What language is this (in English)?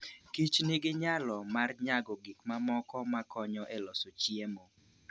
Luo (Kenya and Tanzania)